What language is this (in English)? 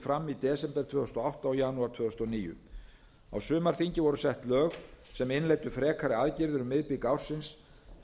Icelandic